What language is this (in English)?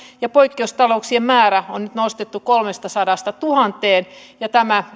Finnish